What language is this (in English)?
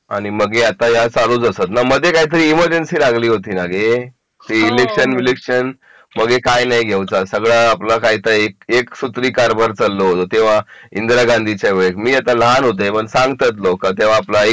Marathi